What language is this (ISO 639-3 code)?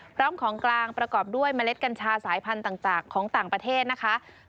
tha